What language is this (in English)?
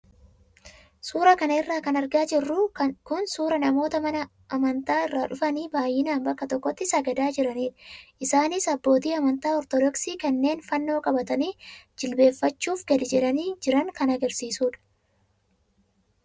Oromo